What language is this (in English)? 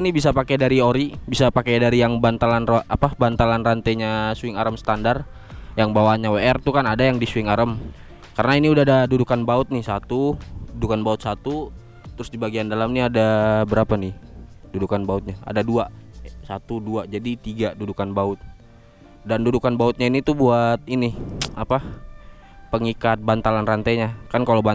Indonesian